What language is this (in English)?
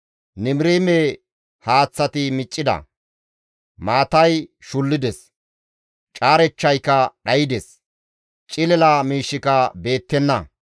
Gamo